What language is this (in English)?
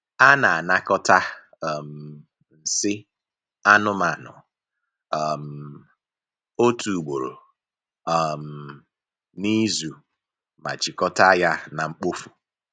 Igbo